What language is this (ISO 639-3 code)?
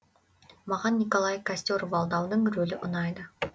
kaz